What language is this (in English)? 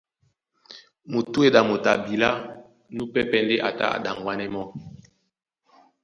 Duala